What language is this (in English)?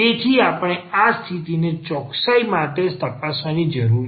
Gujarati